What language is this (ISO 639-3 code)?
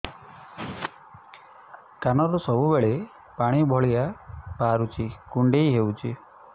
ori